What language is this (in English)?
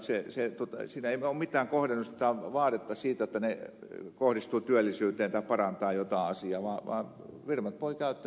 Finnish